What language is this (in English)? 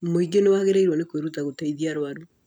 Kikuyu